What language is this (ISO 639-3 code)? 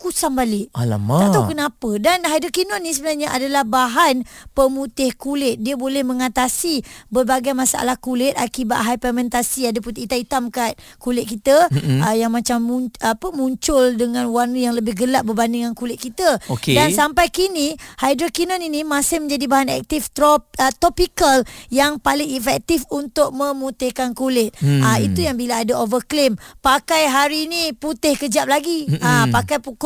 msa